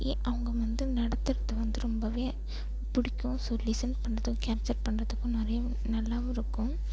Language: Tamil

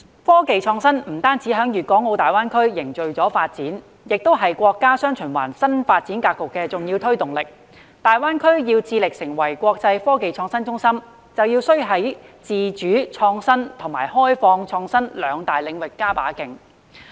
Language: Cantonese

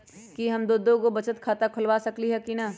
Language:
Magahi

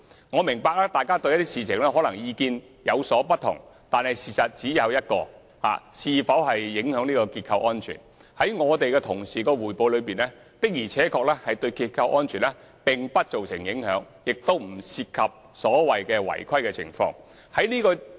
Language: Cantonese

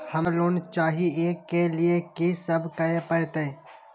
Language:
Maithili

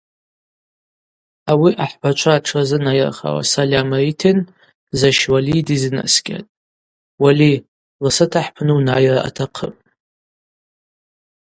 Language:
Abaza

